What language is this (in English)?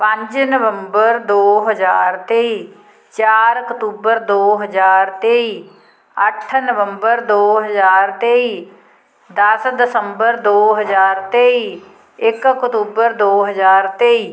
Punjabi